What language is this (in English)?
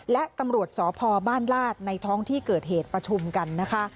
Thai